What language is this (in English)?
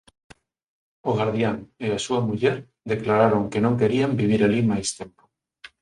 Galician